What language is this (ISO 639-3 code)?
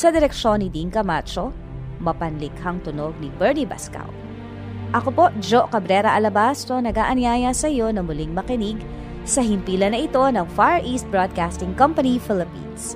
fil